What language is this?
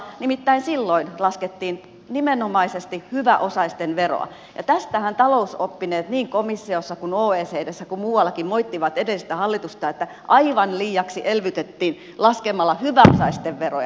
Finnish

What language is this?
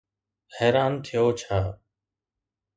Sindhi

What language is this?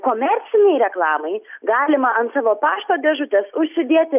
Lithuanian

